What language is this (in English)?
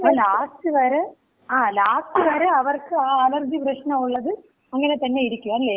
Malayalam